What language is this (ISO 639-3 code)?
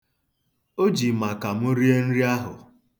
ibo